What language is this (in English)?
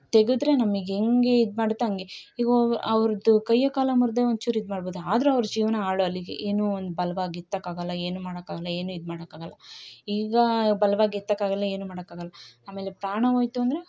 Kannada